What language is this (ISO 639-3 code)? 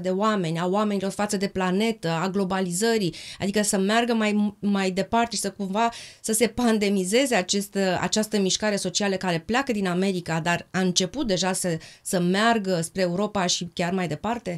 ron